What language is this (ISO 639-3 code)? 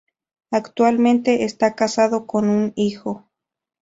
spa